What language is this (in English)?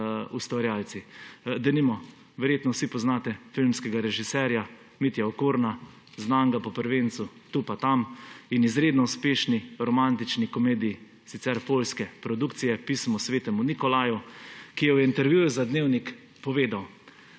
Slovenian